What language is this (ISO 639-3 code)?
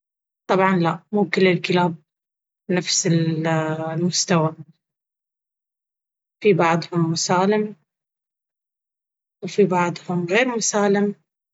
abv